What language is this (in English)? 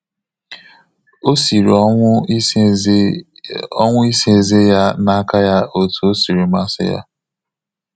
Igbo